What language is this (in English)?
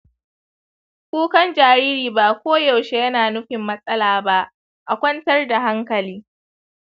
Hausa